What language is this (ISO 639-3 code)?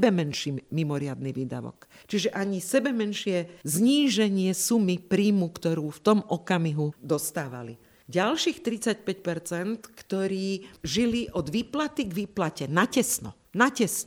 slk